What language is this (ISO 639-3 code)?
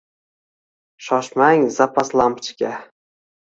uzb